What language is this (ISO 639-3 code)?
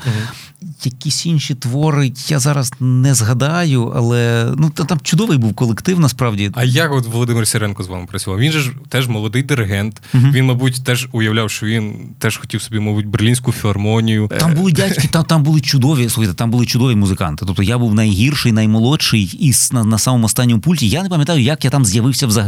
ukr